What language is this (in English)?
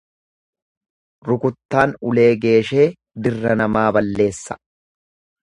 Oromo